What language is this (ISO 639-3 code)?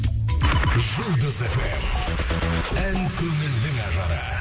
kaz